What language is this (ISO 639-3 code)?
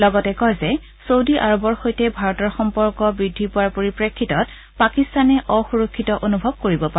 asm